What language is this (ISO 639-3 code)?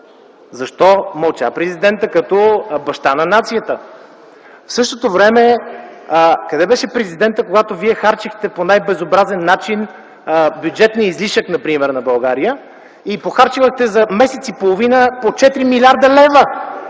bul